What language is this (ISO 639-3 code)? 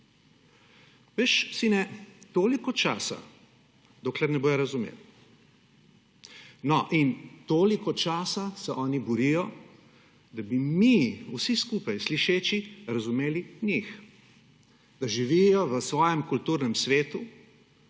slv